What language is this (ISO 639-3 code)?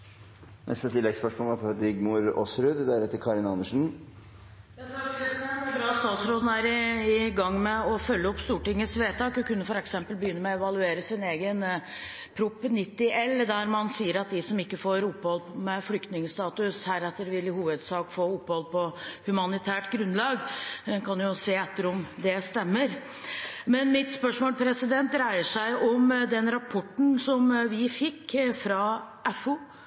nor